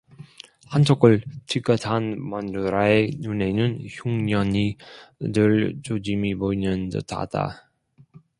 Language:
Korean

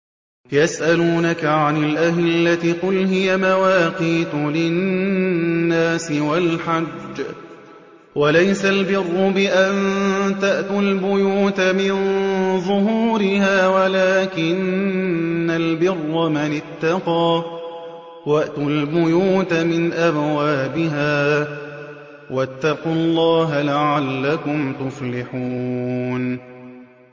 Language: Arabic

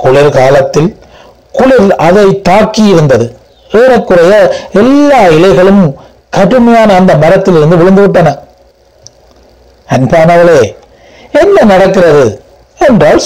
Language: Tamil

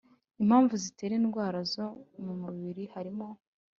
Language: Kinyarwanda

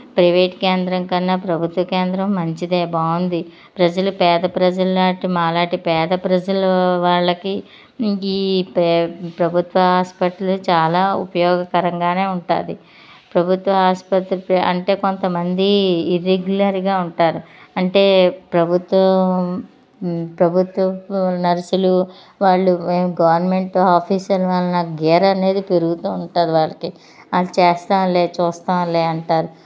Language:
Telugu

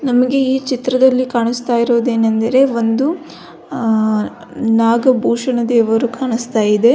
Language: Kannada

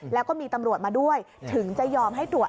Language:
Thai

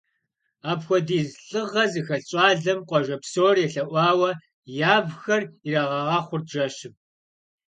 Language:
Kabardian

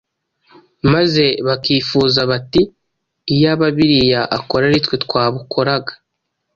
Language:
Kinyarwanda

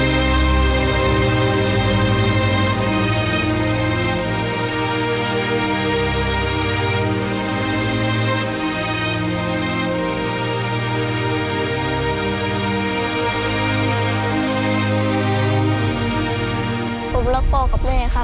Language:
Thai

